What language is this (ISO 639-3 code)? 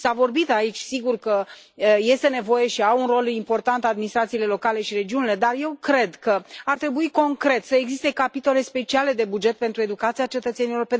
ron